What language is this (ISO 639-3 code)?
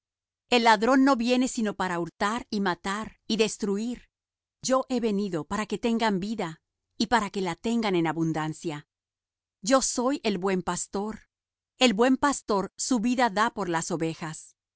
spa